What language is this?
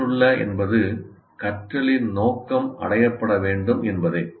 Tamil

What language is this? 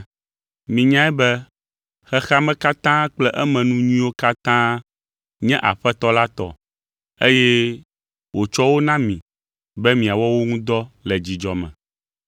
Ewe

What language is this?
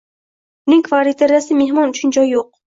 Uzbek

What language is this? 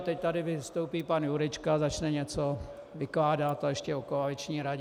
Czech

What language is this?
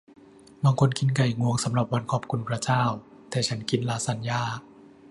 Thai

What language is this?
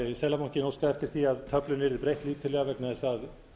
Icelandic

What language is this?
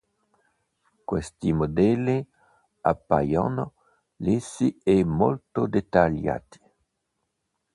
Italian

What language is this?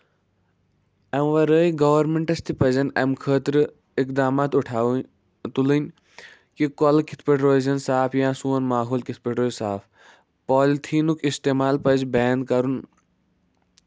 Kashmiri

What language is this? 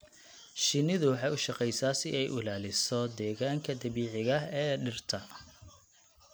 Somali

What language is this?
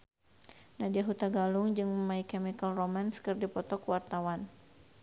Sundanese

